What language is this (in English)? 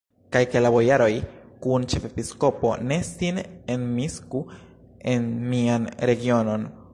Esperanto